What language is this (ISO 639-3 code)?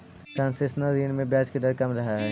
mag